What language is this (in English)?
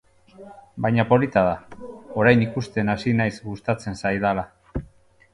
Basque